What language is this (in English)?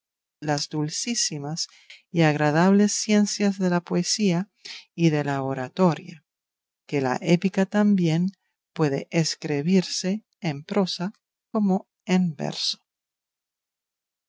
Spanish